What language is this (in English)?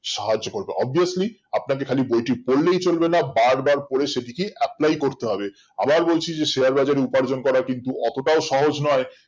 Bangla